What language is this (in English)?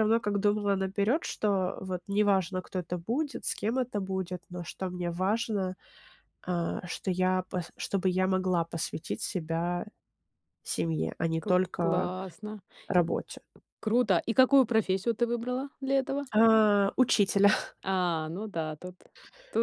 Russian